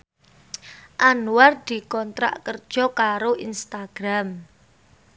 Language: Javanese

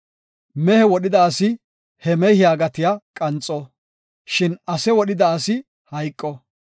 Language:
Gofa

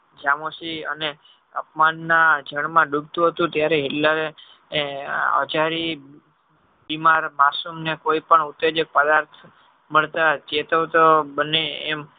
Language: Gujarati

